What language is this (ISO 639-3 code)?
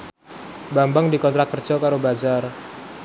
jav